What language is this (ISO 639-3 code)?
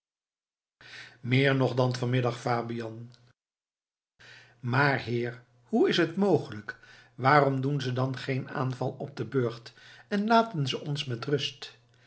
nld